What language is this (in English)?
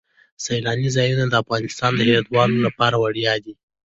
Pashto